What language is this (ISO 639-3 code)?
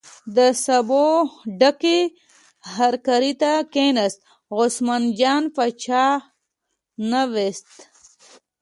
pus